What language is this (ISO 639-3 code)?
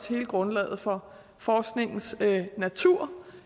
dan